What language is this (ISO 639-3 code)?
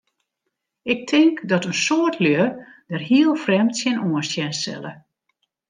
fry